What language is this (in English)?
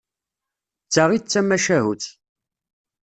Kabyle